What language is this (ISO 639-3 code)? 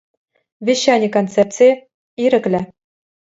chv